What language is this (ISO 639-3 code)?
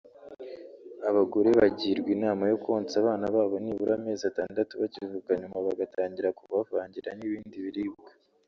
kin